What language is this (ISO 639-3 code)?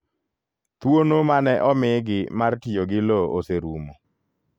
luo